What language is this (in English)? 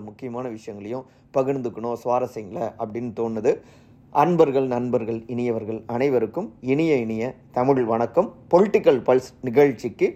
Tamil